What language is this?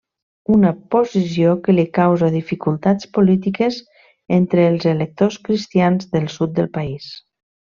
Catalan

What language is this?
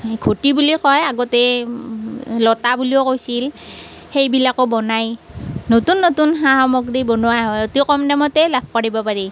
Assamese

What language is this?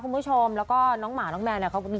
Thai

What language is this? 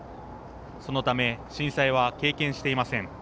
Japanese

